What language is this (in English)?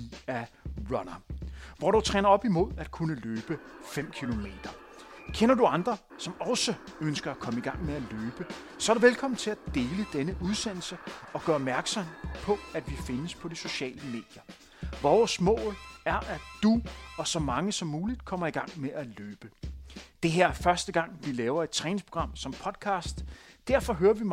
Danish